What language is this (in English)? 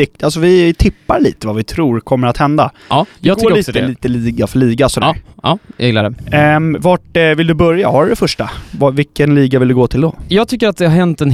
Swedish